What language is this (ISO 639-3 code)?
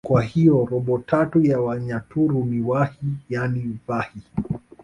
swa